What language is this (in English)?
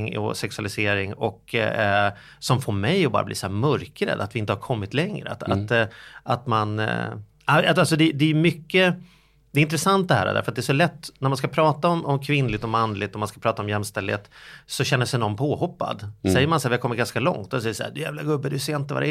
Swedish